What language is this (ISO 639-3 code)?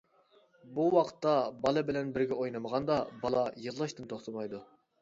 uig